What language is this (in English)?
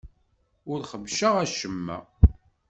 Kabyle